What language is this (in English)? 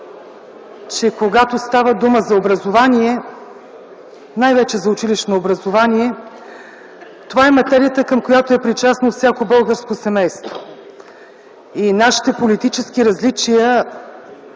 Bulgarian